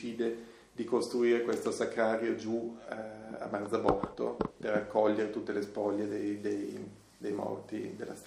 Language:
Italian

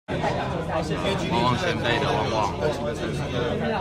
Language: Chinese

